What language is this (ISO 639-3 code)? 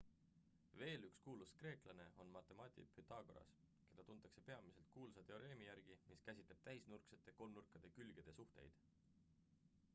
est